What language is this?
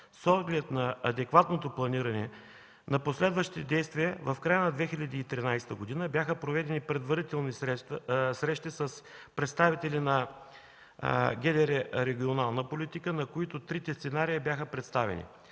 Bulgarian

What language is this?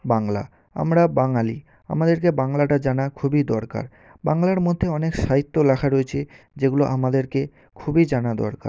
Bangla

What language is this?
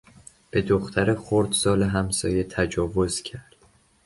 Persian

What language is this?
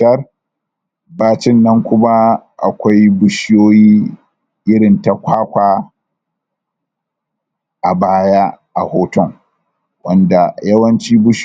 Hausa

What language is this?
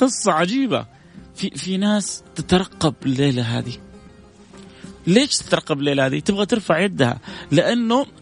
Arabic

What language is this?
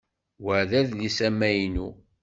Kabyle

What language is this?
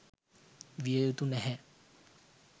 Sinhala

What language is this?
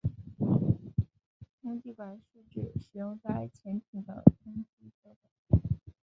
Chinese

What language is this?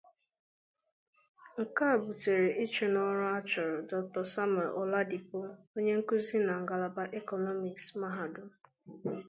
Igbo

